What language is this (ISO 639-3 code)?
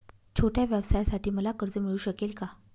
mar